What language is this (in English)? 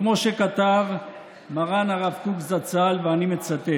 Hebrew